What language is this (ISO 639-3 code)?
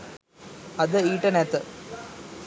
sin